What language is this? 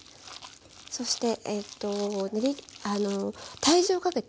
Japanese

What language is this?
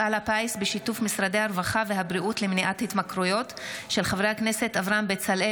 Hebrew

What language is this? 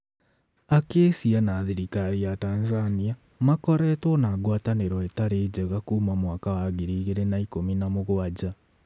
Kikuyu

